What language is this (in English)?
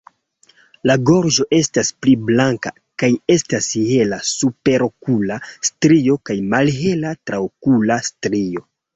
Esperanto